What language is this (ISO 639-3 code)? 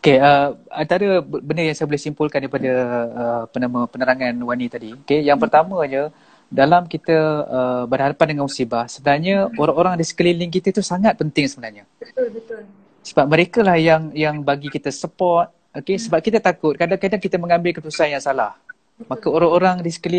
msa